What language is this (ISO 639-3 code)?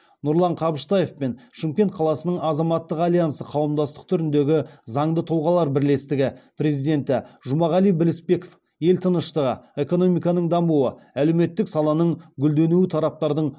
kaz